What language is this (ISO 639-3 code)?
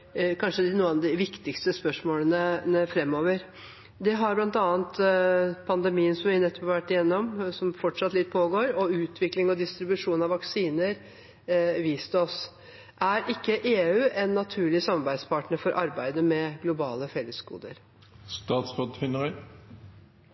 nob